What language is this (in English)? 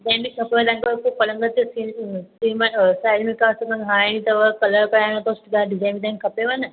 Sindhi